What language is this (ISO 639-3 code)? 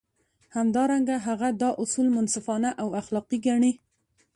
pus